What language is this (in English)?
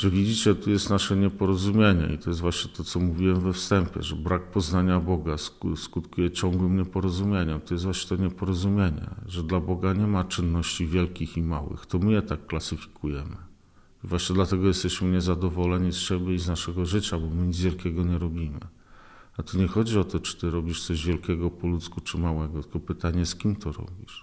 Polish